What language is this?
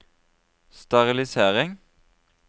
Norwegian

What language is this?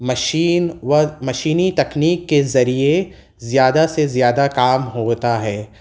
Urdu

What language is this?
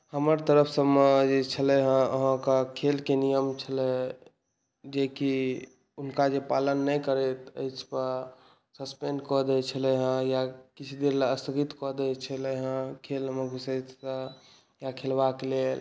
Maithili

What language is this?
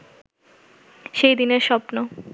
Bangla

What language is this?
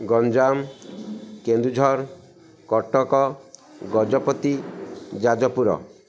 Odia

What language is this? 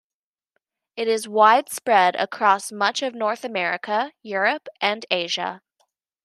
English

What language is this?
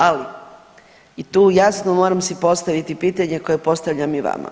Croatian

